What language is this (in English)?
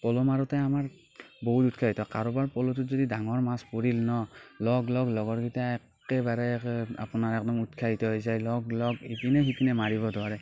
Assamese